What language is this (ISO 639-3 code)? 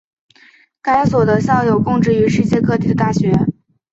zho